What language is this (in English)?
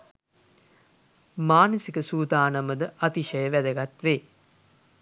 Sinhala